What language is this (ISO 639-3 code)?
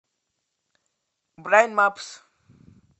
rus